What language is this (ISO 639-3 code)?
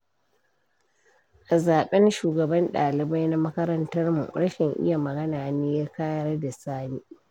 hau